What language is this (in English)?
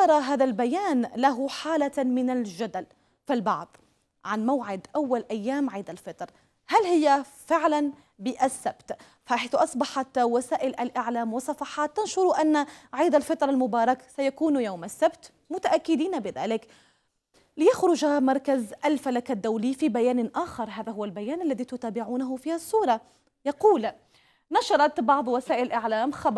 Arabic